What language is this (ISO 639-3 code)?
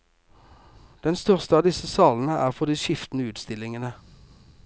nor